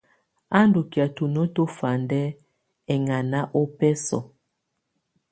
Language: Tunen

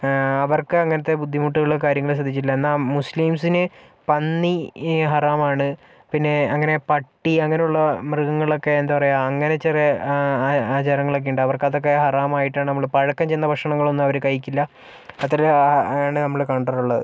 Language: Malayalam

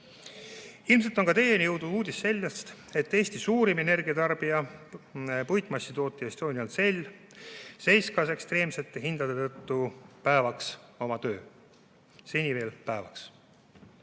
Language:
Estonian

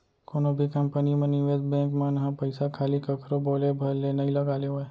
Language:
Chhattisgarhi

